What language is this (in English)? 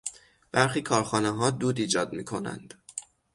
Persian